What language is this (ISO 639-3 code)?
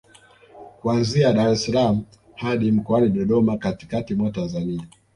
swa